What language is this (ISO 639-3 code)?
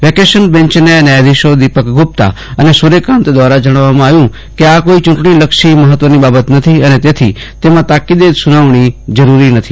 guj